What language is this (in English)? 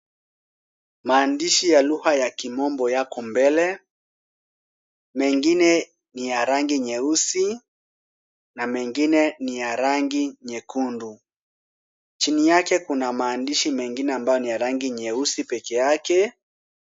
Swahili